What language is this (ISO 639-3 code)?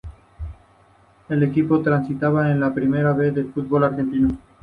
spa